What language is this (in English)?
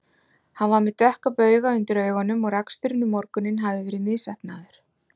Icelandic